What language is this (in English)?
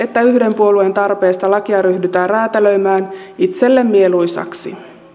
Finnish